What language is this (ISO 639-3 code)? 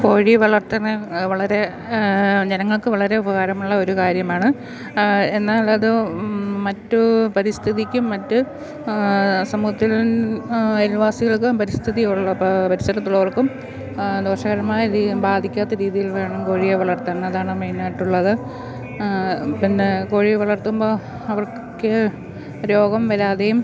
mal